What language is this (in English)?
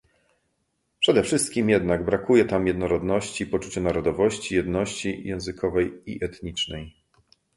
Polish